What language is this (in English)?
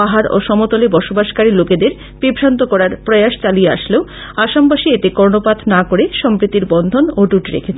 Bangla